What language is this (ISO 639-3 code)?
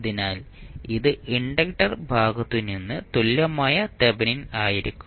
mal